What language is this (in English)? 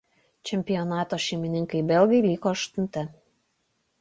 Lithuanian